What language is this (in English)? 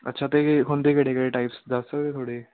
Punjabi